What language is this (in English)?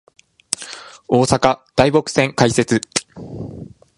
Japanese